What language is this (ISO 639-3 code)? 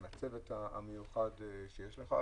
heb